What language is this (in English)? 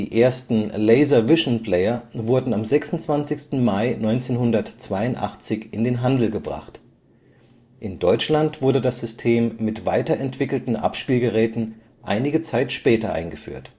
German